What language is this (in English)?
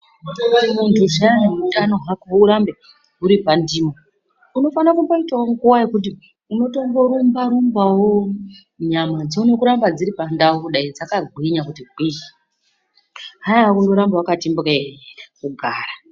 Ndau